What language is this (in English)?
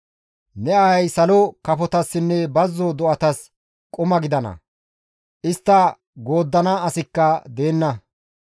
Gamo